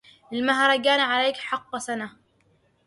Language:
Arabic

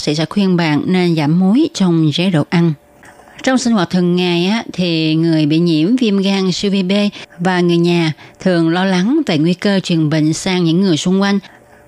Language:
Vietnamese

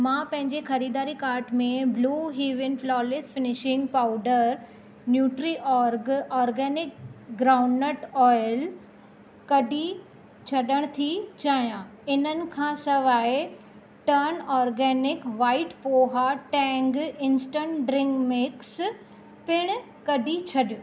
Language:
Sindhi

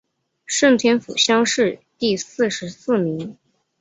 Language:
Chinese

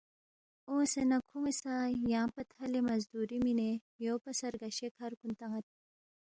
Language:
Balti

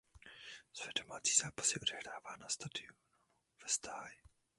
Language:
Czech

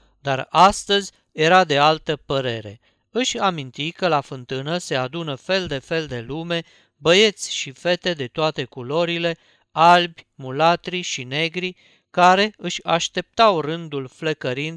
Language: Romanian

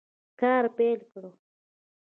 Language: Pashto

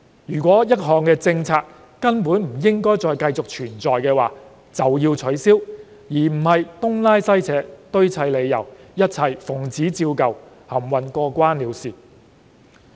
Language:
Cantonese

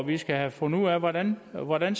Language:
Danish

